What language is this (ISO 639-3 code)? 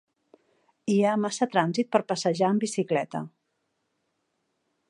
cat